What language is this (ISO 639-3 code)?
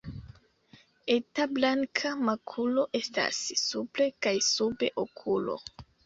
epo